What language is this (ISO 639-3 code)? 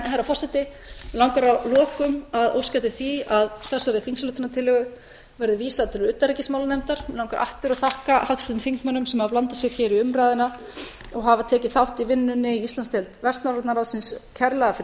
isl